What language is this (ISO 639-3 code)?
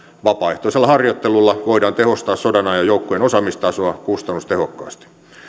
fin